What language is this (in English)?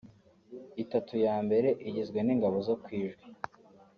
Kinyarwanda